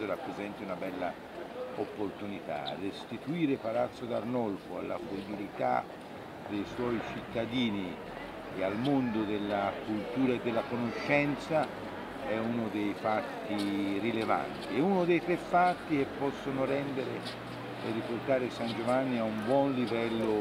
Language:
Italian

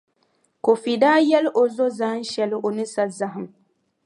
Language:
Dagbani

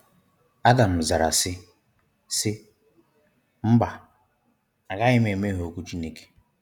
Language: Igbo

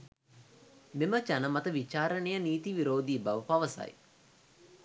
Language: Sinhala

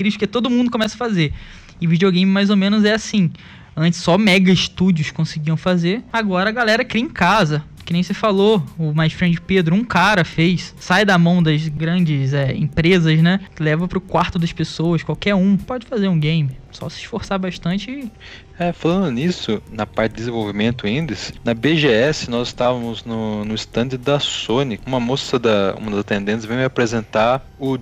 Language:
Portuguese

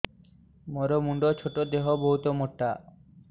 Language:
Odia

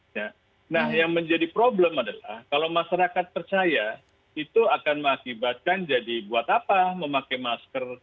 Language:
Indonesian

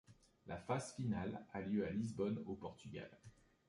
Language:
French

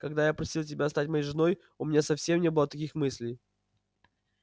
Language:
Russian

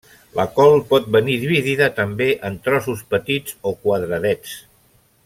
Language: Catalan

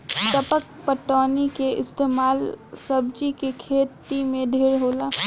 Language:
Bhojpuri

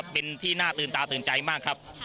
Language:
Thai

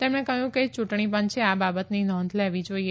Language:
Gujarati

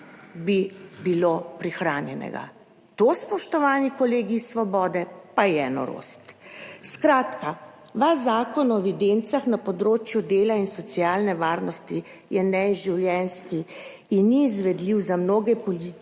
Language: Slovenian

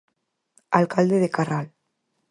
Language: Galician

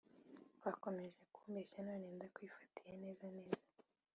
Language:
Kinyarwanda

